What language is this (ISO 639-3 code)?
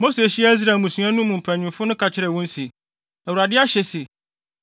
aka